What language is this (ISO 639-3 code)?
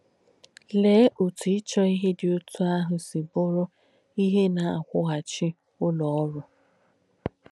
ibo